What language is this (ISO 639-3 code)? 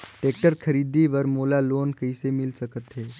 hne